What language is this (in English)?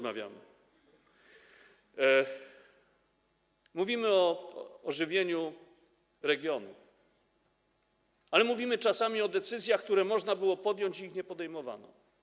Polish